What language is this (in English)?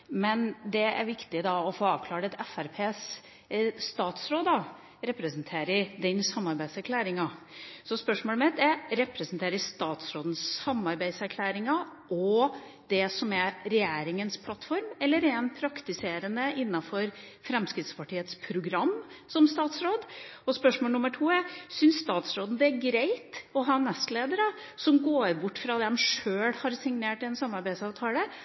Norwegian Nynorsk